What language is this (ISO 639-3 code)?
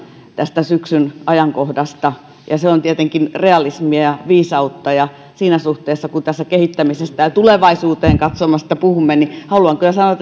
fin